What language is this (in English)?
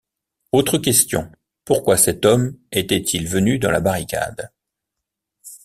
French